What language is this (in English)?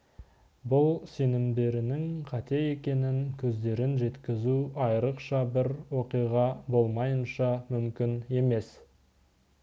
Kazakh